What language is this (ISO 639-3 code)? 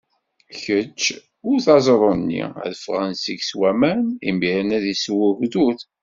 kab